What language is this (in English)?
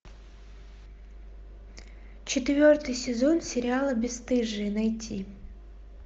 Russian